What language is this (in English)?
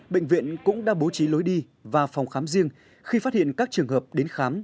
Vietnamese